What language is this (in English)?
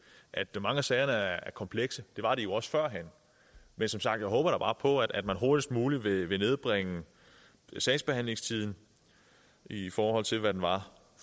Danish